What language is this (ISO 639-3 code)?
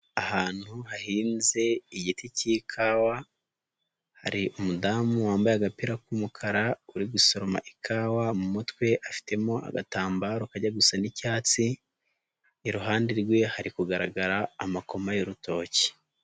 kin